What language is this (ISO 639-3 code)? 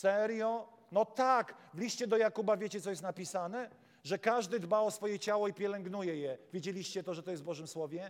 pol